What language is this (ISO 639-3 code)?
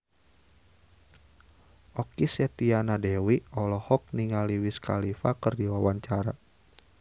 sun